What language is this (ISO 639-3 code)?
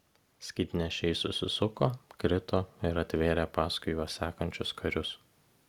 lit